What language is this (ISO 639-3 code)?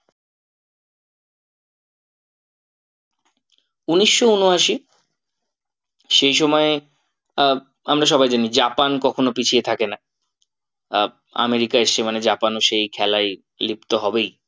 ben